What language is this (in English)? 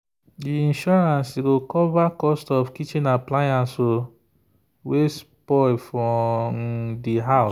Nigerian Pidgin